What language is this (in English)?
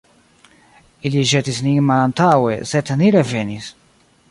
Esperanto